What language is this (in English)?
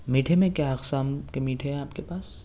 Urdu